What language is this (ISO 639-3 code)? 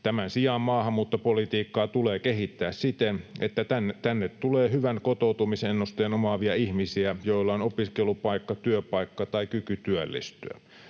fin